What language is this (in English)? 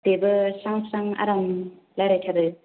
Bodo